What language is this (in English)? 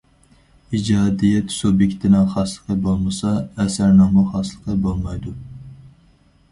Uyghur